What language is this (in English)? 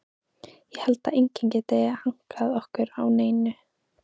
Icelandic